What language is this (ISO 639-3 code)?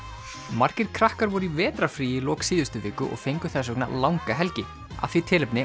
isl